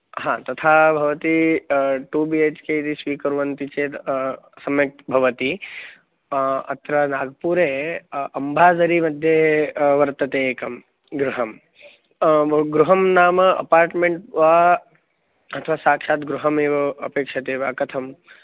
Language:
Sanskrit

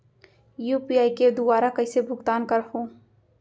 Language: Chhattisgarhi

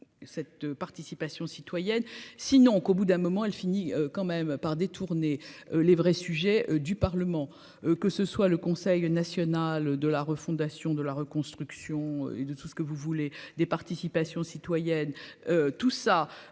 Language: French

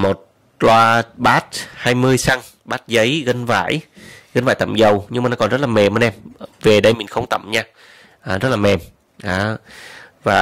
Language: Vietnamese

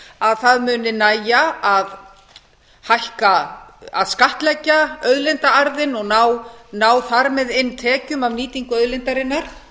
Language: Icelandic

